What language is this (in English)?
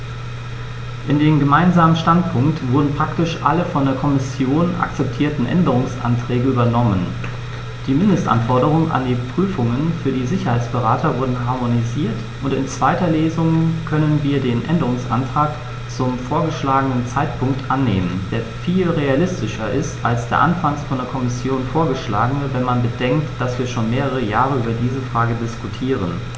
German